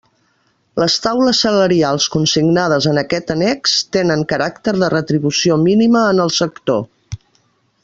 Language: Catalan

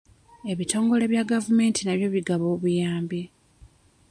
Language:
Ganda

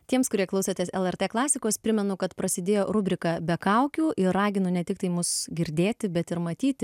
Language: Lithuanian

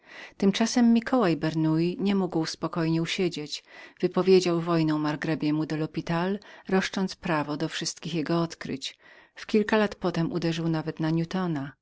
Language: Polish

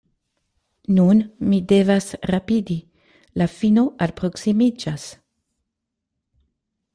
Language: Esperanto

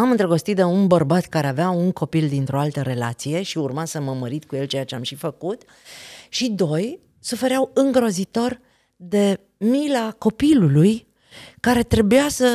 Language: Romanian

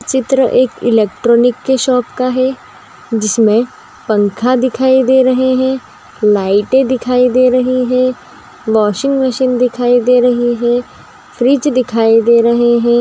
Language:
Magahi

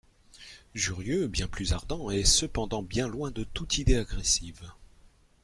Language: French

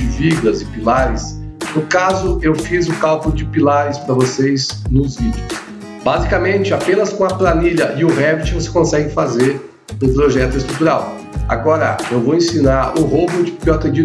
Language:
Portuguese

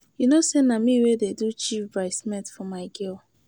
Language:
Nigerian Pidgin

